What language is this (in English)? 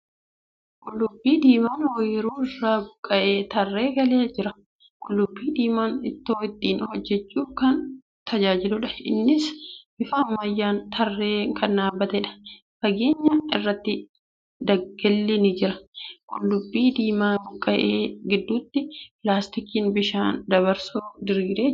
Oromo